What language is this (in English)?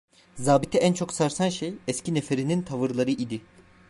Turkish